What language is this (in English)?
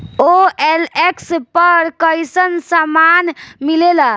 Bhojpuri